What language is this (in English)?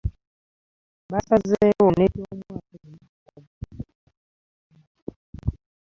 Ganda